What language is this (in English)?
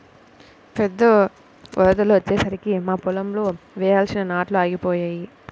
Telugu